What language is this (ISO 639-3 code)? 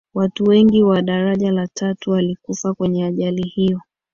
swa